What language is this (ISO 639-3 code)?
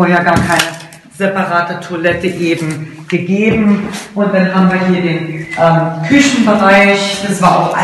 deu